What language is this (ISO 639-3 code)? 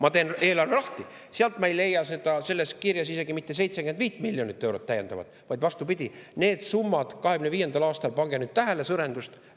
est